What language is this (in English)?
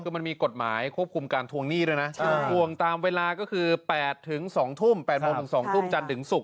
Thai